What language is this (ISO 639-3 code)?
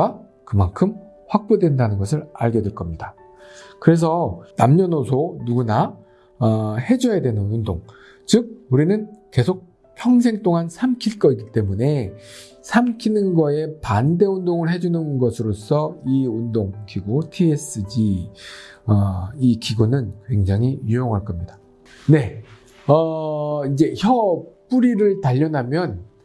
kor